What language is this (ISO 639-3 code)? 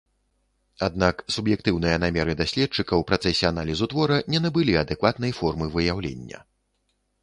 bel